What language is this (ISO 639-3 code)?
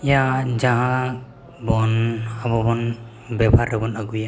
sat